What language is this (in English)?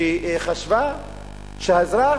Hebrew